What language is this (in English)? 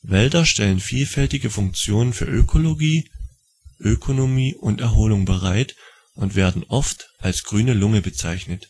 German